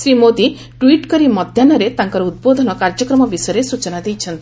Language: Odia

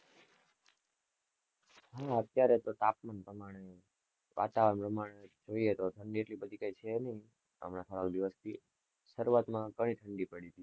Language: Gujarati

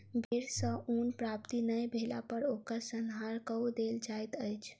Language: Maithili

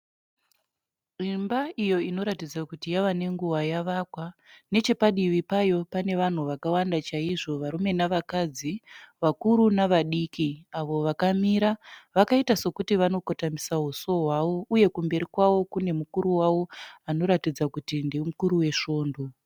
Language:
Shona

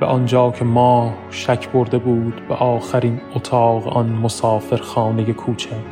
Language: Persian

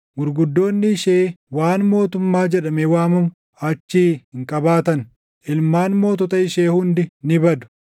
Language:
Oromo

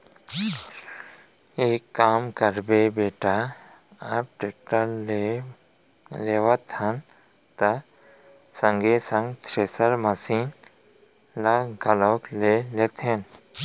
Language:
Chhattisgarhi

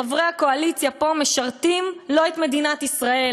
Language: Hebrew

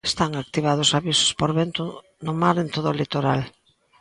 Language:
Galician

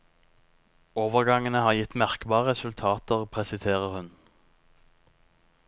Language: Norwegian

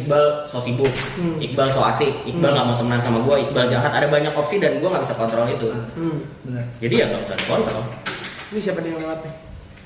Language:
Indonesian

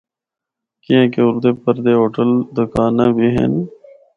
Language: Northern Hindko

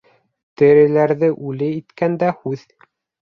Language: Bashkir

